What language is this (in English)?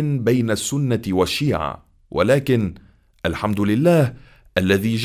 Arabic